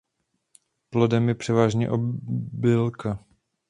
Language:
Czech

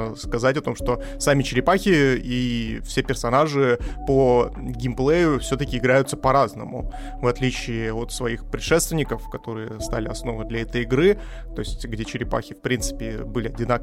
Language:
Russian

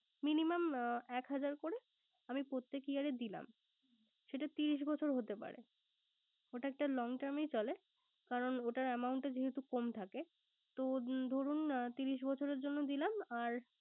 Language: Bangla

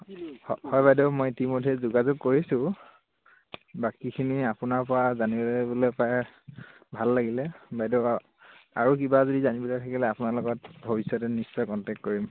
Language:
Assamese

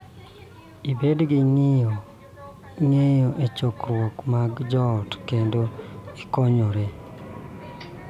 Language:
Luo (Kenya and Tanzania)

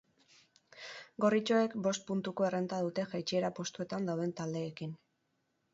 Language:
Basque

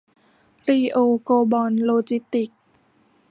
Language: Thai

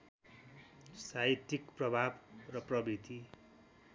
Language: Nepali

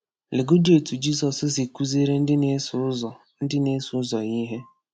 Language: Igbo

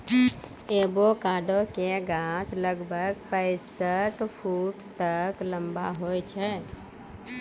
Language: Maithili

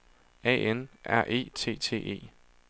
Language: Danish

